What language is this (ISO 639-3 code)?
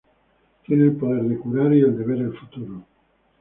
spa